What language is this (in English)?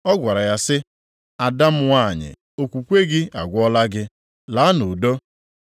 Igbo